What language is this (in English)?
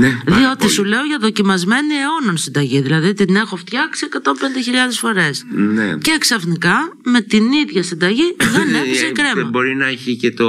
Greek